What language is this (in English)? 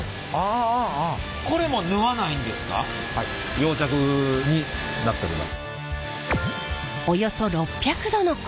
Japanese